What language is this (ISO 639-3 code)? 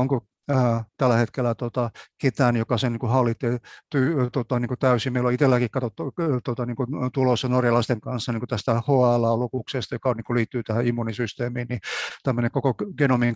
fin